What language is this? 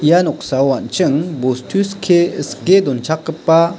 Garo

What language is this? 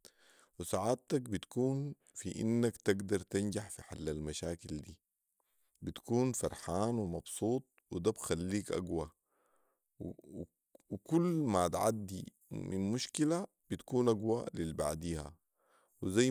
Sudanese Arabic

